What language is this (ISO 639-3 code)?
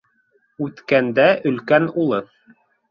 bak